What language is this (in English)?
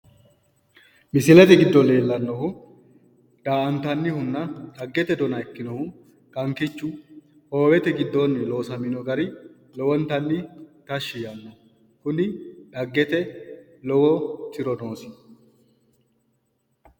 Sidamo